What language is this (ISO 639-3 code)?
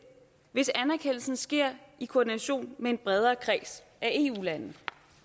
dan